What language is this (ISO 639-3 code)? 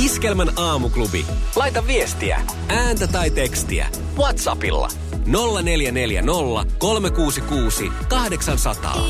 fin